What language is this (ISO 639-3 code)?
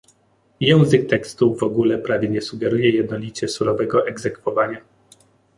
pol